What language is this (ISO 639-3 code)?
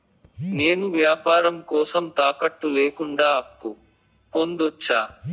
tel